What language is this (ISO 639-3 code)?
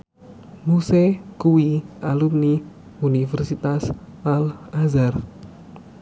jav